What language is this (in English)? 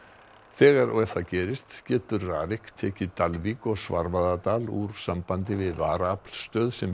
Icelandic